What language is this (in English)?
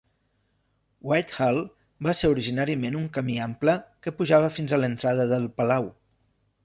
Catalan